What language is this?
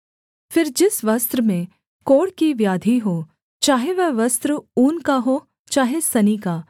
Hindi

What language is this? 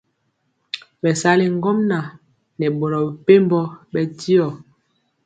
Mpiemo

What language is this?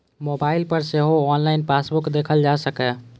Maithili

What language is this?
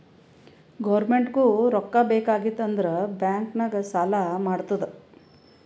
Kannada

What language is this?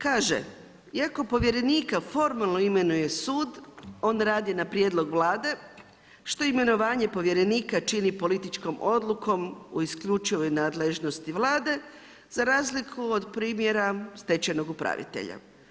Croatian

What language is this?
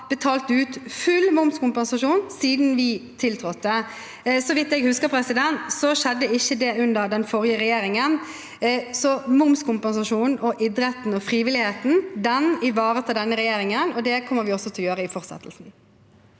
Norwegian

